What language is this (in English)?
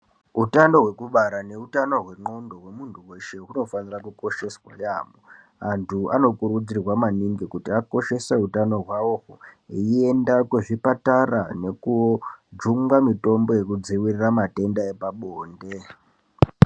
Ndau